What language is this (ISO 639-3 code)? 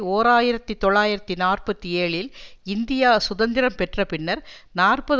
tam